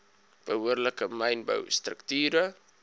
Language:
Afrikaans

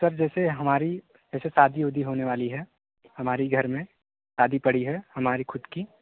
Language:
Hindi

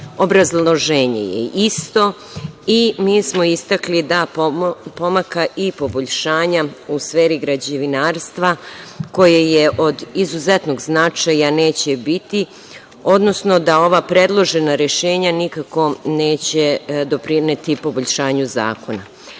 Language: Serbian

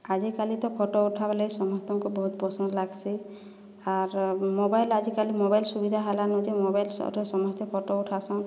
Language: Odia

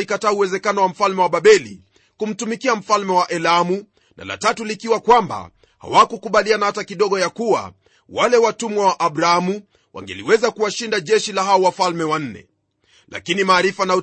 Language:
Swahili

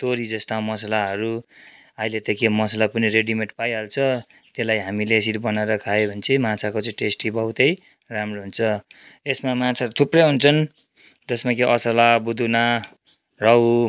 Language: Nepali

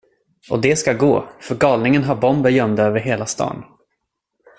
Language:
Swedish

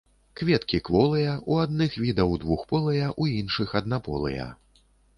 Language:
Belarusian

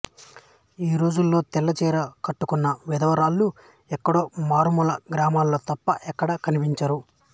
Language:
Telugu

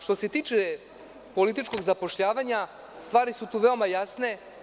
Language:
Serbian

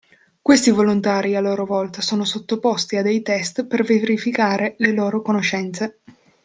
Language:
Italian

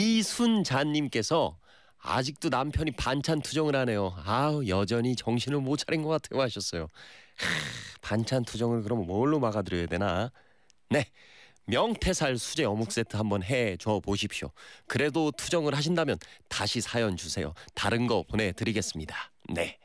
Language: Korean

